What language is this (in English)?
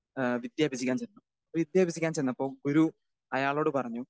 Malayalam